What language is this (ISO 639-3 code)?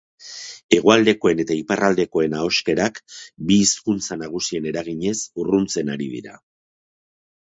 eus